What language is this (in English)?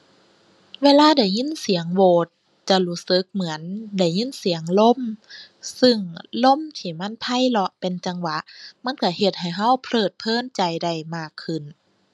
Thai